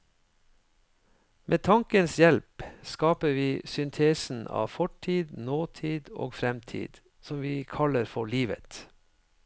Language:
Norwegian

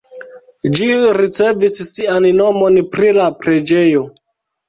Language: Esperanto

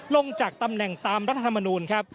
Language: Thai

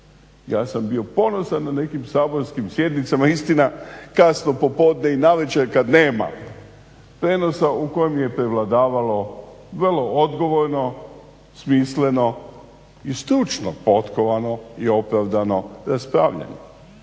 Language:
Croatian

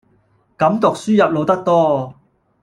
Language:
Cantonese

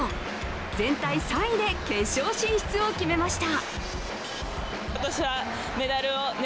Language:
Japanese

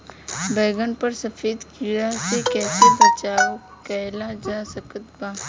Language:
Bhojpuri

